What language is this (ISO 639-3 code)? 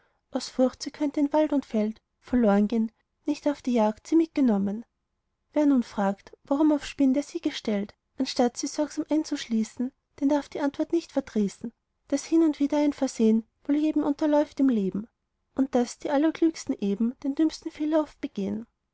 deu